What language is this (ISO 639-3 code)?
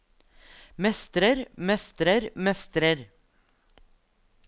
nor